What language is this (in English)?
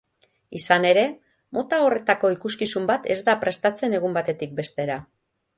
Basque